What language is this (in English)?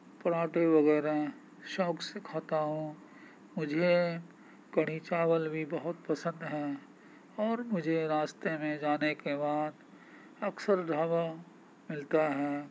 Urdu